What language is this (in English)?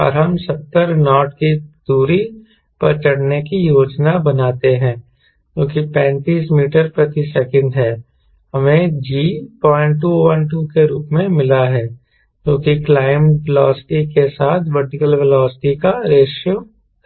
Hindi